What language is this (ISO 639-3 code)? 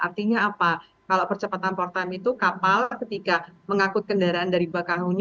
ind